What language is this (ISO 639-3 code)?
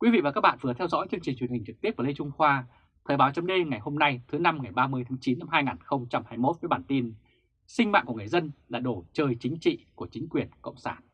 vie